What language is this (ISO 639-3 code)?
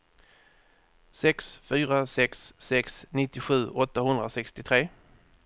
swe